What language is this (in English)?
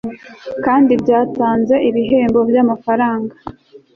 Kinyarwanda